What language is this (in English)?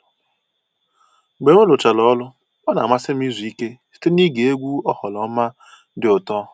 Igbo